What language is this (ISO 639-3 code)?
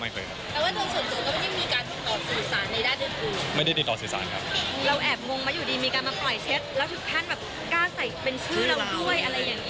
tha